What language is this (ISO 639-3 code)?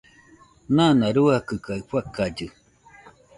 hux